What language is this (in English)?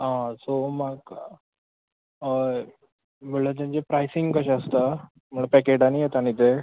Konkani